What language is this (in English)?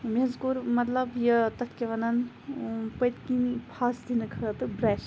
Kashmiri